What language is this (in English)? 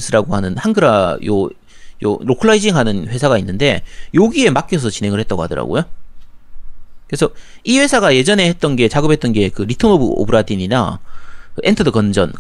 Korean